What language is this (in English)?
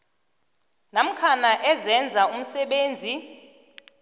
South Ndebele